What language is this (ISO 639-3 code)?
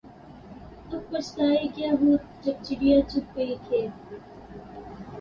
urd